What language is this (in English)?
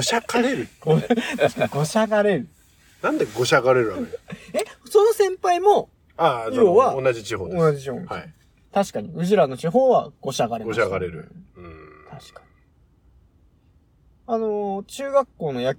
Japanese